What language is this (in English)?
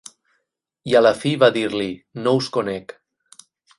Catalan